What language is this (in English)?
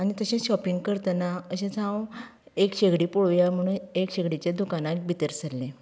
Konkani